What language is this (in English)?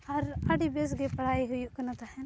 Santali